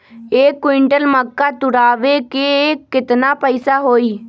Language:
Magahi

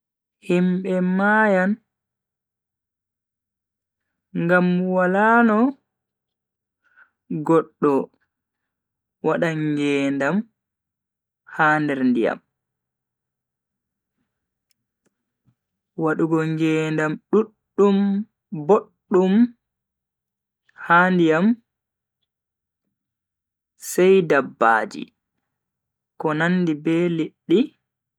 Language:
Bagirmi Fulfulde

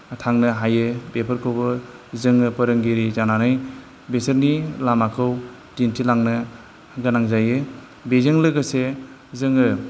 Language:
Bodo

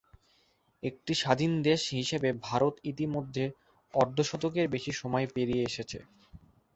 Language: Bangla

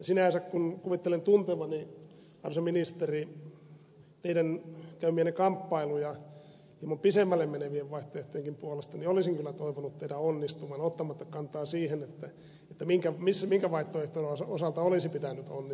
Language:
Finnish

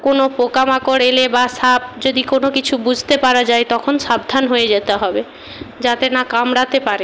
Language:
Bangla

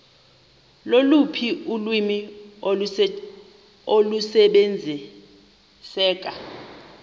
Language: Xhosa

